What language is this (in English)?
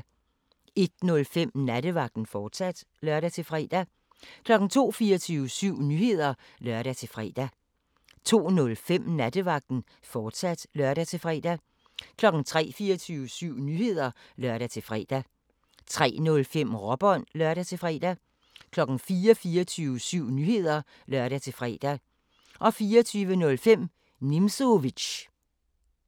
Danish